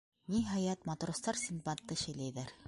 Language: Bashkir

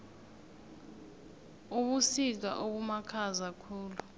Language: South Ndebele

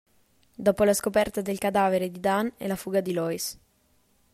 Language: Italian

